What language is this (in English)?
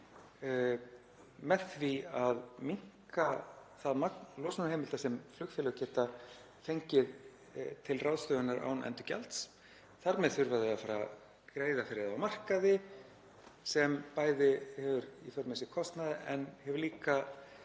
Icelandic